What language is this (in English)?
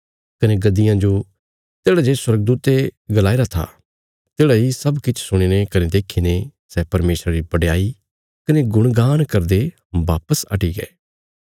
Bilaspuri